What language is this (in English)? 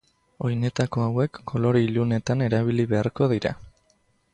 Basque